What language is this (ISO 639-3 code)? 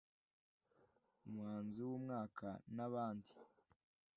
kin